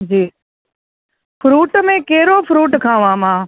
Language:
Sindhi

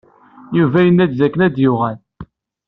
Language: Kabyle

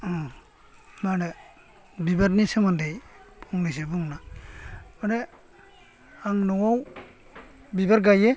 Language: Bodo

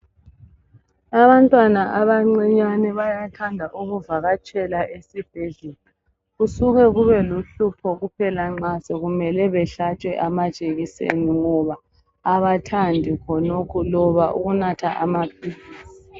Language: North Ndebele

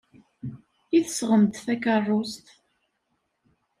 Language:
Kabyle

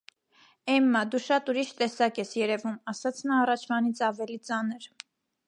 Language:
Armenian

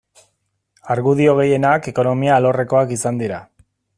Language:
Basque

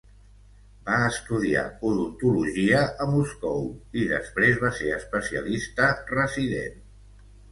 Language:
Catalan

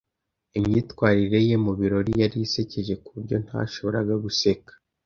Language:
Kinyarwanda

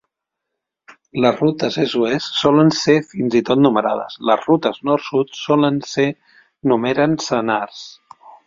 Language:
Catalan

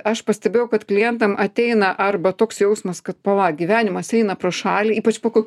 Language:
Lithuanian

